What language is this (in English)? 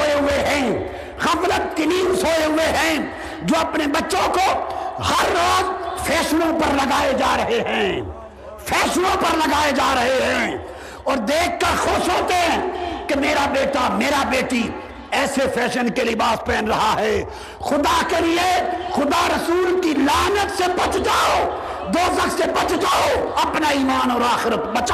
Urdu